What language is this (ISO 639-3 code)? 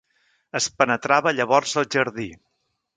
cat